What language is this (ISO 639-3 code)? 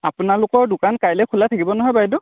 asm